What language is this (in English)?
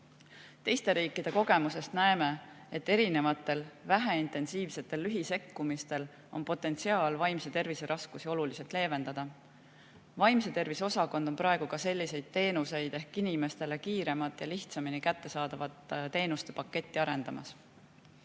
Estonian